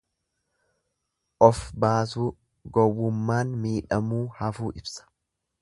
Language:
Oromo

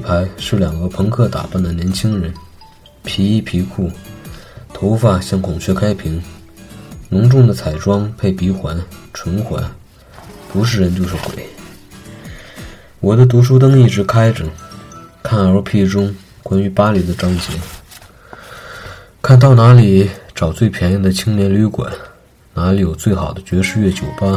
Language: Chinese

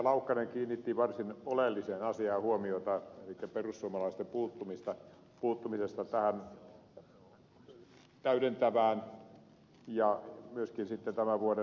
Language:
Finnish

